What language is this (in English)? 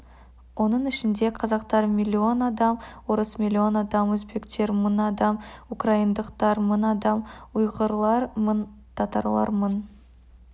Kazakh